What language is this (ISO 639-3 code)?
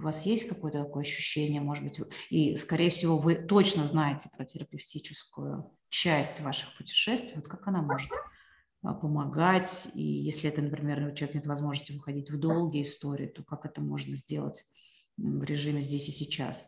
rus